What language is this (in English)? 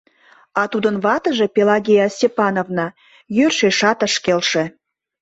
Mari